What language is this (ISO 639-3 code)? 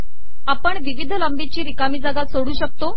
mar